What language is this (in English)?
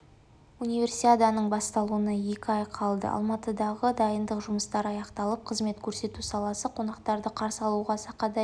Kazakh